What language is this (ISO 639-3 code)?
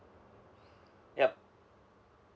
eng